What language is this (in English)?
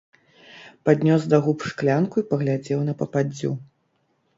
Belarusian